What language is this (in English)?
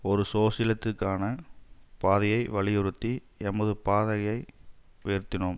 Tamil